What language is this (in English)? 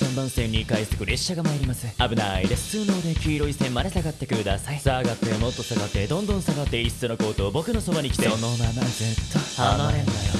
Japanese